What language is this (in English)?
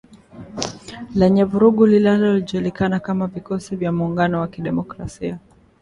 Swahili